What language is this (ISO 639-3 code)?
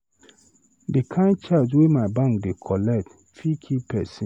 pcm